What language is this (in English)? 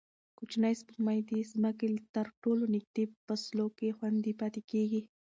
Pashto